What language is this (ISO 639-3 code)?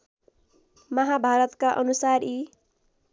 nep